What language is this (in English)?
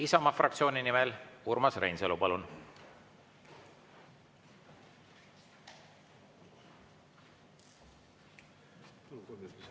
Estonian